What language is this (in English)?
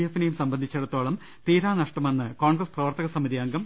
Malayalam